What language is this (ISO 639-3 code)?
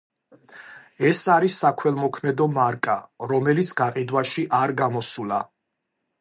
kat